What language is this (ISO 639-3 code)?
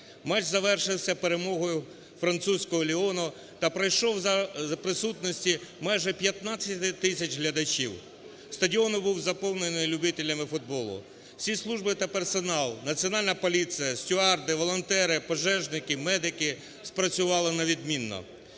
ukr